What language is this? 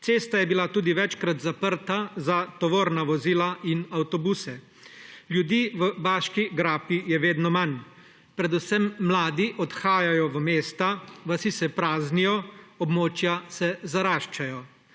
Slovenian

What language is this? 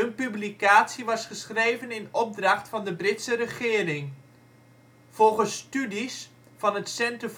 Dutch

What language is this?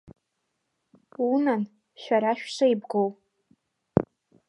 Abkhazian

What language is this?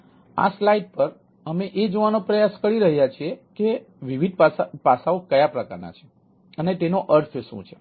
Gujarati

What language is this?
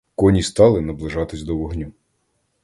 Ukrainian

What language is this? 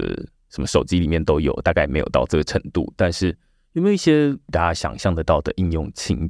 Chinese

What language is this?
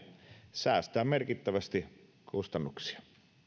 Finnish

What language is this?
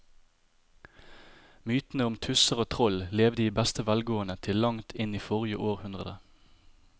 Norwegian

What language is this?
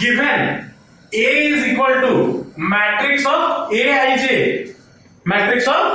Hindi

